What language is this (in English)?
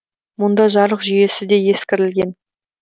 Kazakh